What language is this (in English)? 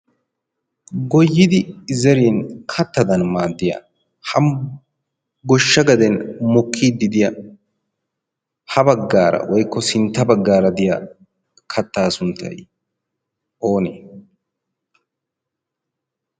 Wolaytta